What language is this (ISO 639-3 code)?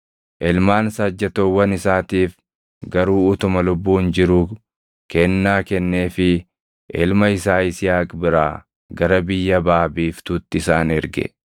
orm